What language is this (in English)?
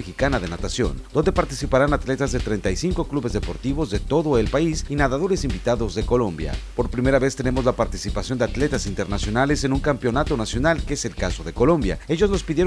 Spanish